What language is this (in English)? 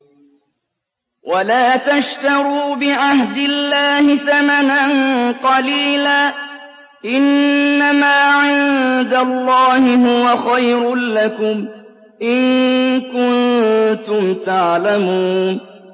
Arabic